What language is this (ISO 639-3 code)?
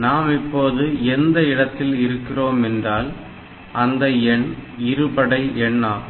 tam